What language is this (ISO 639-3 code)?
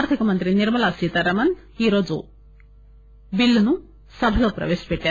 tel